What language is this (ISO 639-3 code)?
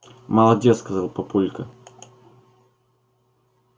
rus